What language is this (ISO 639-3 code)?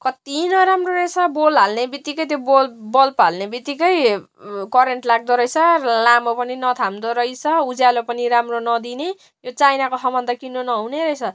nep